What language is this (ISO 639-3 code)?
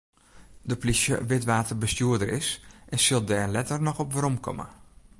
fry